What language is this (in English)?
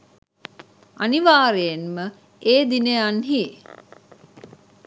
Sinhala